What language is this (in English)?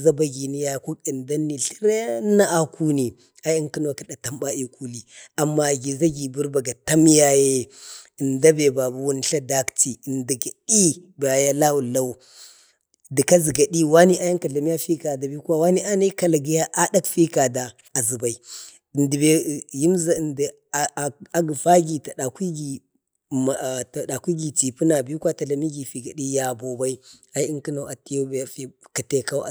Bade